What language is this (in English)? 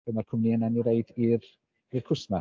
Welsh